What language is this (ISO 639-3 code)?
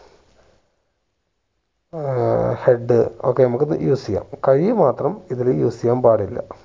mal